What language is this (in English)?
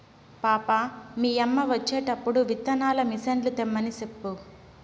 Telugu